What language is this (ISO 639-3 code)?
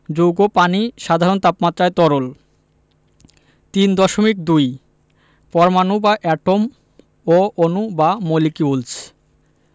ben